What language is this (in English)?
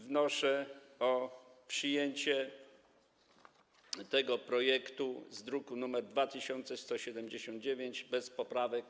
Polish